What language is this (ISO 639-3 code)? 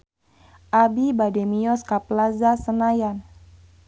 sun